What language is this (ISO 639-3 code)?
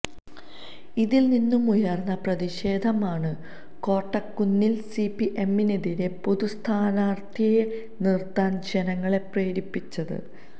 mal